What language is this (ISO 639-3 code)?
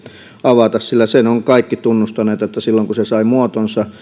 fin